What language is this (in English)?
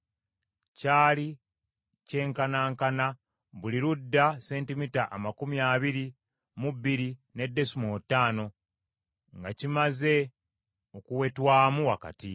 Ganda